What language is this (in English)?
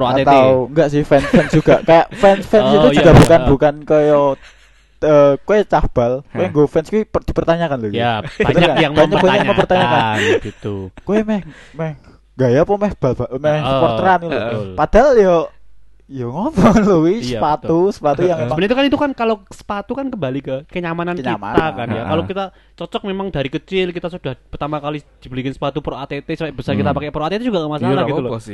Indonesian